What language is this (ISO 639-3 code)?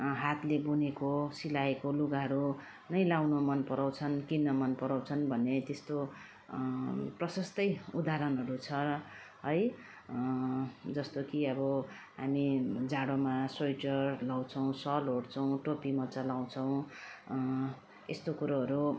nep